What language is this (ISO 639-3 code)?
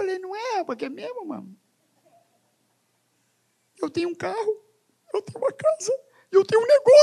por